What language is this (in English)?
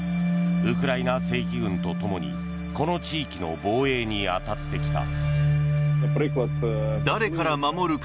Japanese